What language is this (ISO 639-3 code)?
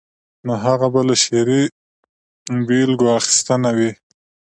pus